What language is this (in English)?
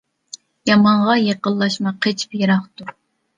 Uyghur